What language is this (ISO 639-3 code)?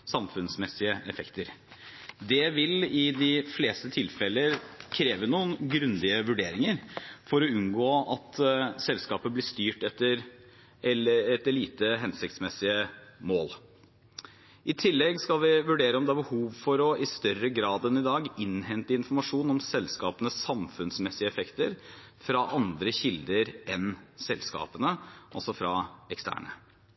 nob